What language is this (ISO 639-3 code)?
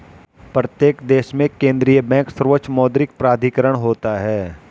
hin